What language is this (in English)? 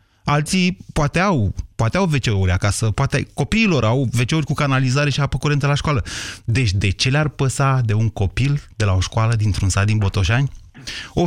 Romanian